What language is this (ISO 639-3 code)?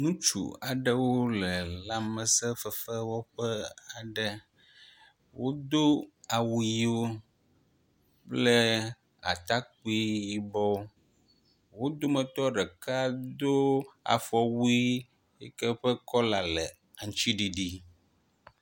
ewe